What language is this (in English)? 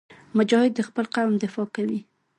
Pashto